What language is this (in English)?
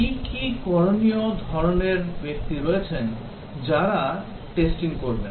Bangla